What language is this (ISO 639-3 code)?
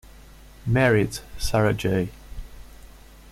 eng